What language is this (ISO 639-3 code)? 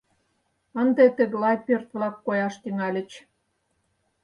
chm